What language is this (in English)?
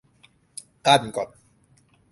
Thai